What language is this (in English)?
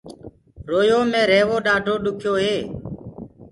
Gurgula